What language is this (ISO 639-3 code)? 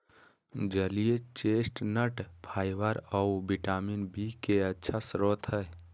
mag